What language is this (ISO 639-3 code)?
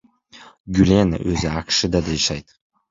kir